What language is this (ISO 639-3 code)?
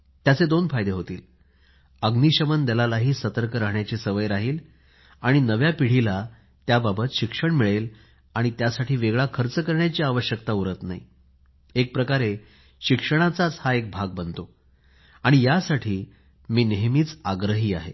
mar